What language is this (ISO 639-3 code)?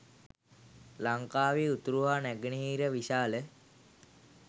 sin